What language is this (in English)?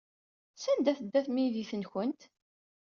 Kabyle